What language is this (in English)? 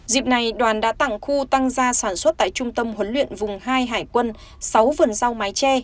Vietnamese